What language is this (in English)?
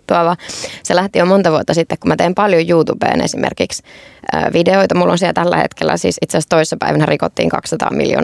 Finnish